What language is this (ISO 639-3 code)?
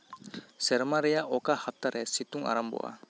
sat